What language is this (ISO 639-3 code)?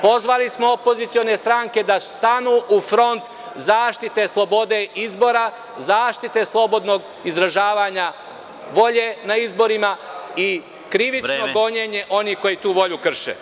srp